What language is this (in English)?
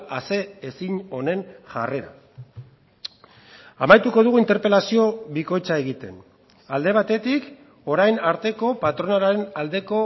Basque